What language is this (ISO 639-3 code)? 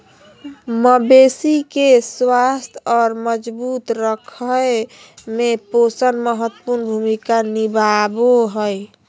mag